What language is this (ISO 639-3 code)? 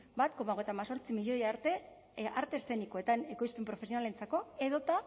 eus